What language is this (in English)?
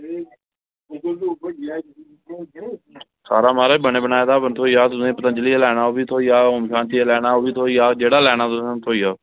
Dogri